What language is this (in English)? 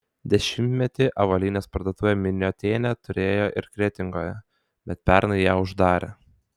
Lithuanian